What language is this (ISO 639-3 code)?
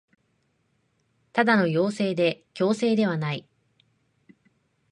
jpn